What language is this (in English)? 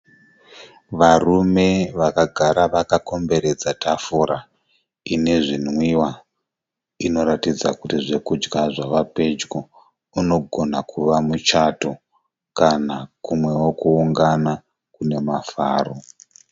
Shona